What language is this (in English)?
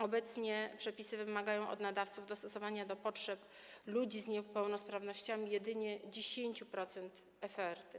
Polish